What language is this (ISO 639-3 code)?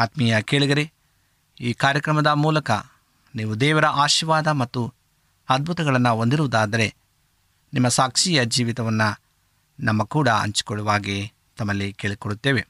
kan